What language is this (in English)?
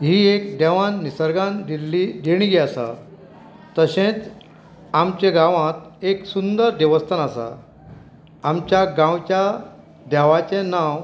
Konkani